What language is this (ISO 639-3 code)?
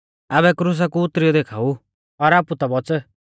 bfz